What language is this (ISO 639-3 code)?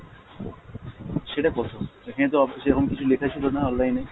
ben